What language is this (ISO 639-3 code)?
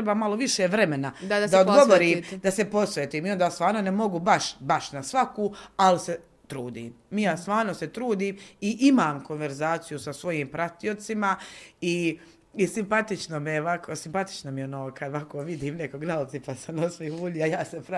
hrv